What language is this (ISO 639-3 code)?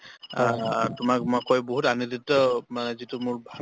asm